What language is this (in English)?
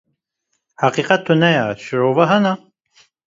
Kurdish